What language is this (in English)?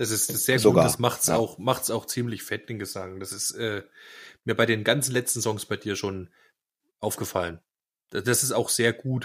German